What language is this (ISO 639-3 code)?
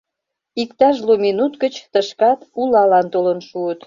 chm